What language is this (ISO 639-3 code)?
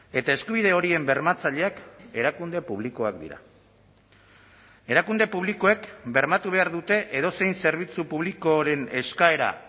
eus